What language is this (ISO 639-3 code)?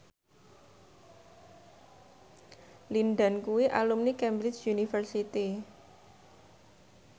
jav